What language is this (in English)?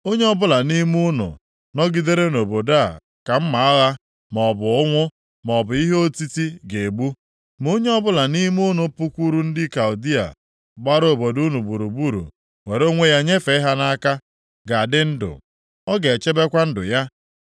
Igbo